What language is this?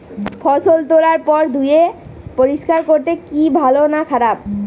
Bangla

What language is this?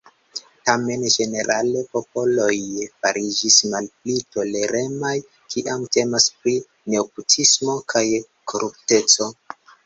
Esperanto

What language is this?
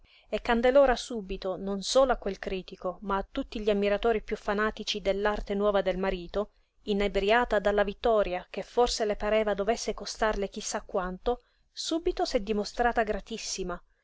Italian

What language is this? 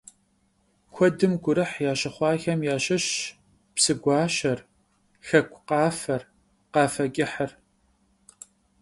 Kabardian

